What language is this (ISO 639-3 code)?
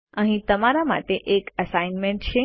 guj